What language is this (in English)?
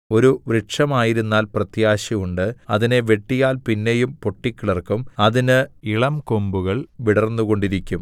Malayalam